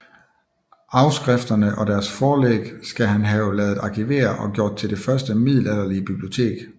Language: Danish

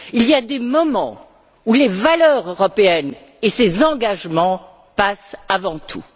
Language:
French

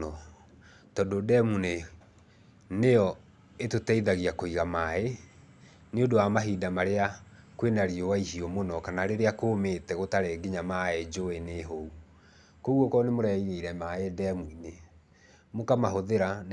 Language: Kikuyu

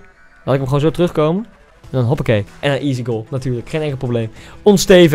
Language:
Dutch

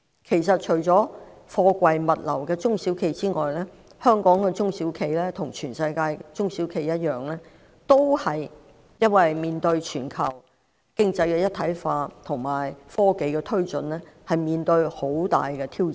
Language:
Cantonese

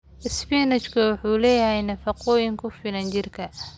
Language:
Somali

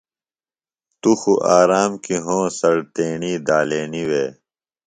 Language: Phalura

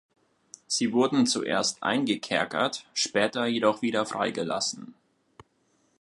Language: German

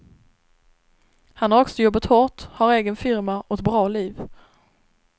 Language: Swedish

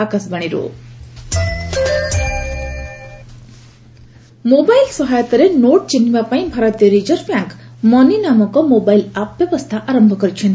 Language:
Odia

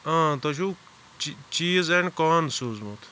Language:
Kashmiri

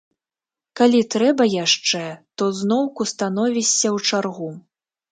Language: Belarusian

